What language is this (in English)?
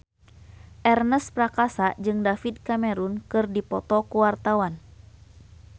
Sundanese